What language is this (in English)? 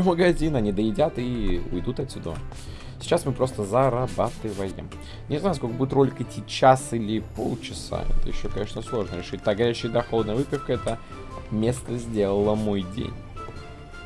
Russian